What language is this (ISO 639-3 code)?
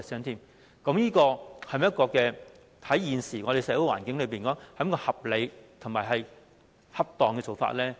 yue